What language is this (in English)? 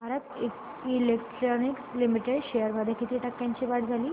Marathi